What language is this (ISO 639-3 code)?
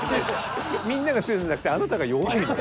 jpn